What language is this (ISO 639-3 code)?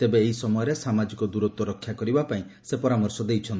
ori